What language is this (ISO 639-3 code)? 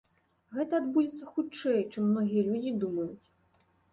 bel